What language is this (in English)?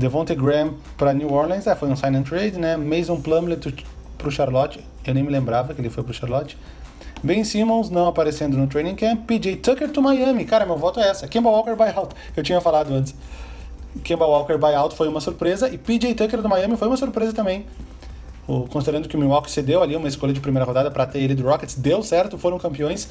Portuguese